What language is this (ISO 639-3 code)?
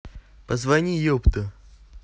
rus